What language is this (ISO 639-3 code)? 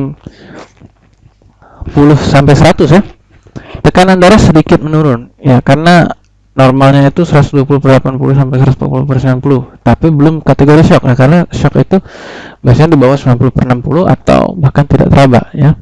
ind